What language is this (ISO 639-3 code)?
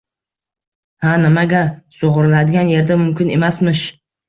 uzb